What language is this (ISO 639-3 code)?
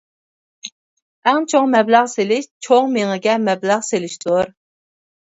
uig